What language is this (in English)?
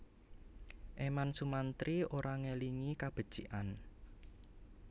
Javanese